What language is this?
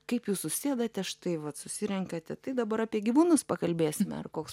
Lithuanian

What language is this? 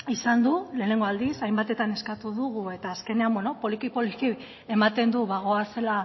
Basque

